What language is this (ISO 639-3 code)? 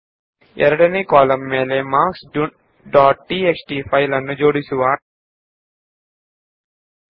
kan